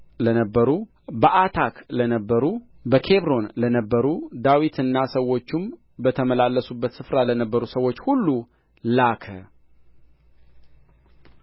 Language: Amharic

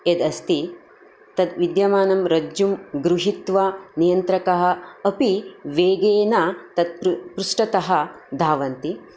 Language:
Sanskrit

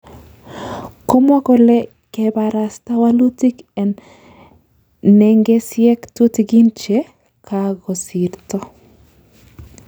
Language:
Kalenjin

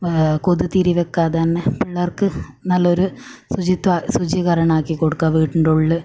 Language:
Malayalam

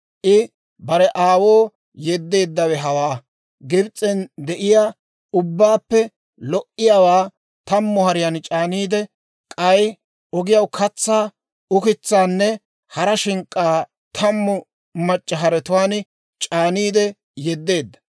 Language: Dawro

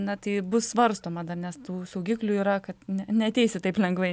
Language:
Lithuanian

